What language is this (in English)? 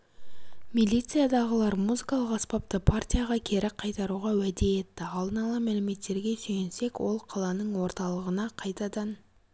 Kazakh